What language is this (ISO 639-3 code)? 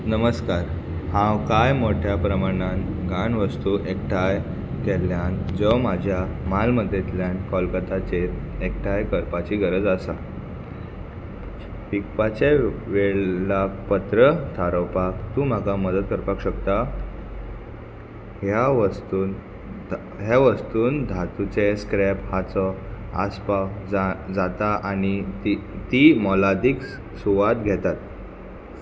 kok